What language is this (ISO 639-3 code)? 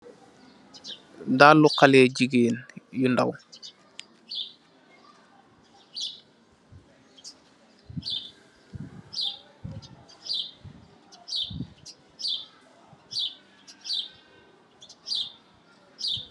wol